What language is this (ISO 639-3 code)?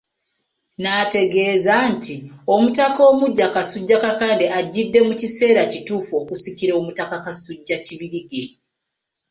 lug